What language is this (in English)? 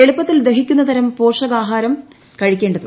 Malayalam